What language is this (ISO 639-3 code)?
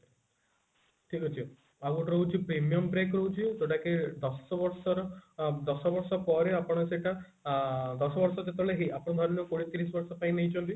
ori